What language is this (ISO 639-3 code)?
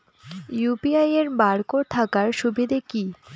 ben